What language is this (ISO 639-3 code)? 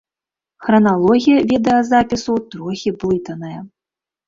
bel